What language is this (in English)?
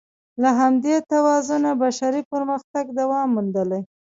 Pashto